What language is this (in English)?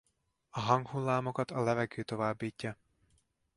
Hungarian